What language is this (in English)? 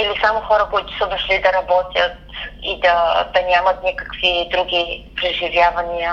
Bulgarian